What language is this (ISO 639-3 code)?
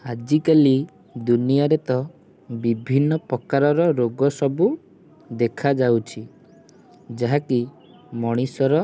ori